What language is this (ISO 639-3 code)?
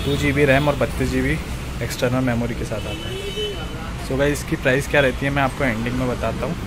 hin